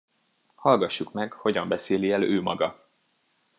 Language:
Hungarian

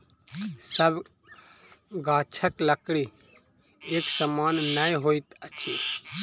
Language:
Maithili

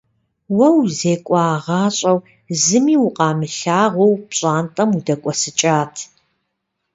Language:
Kabardian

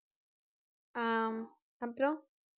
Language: Tamil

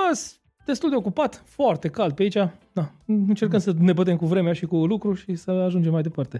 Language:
Romanian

